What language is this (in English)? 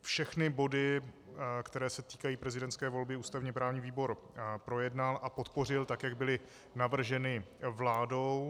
Czech